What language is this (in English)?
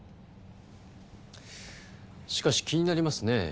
Japanese